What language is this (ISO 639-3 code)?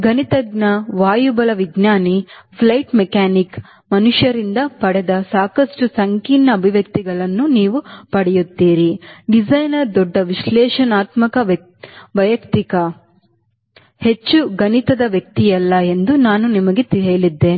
kan